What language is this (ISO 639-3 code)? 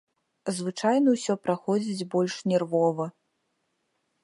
bel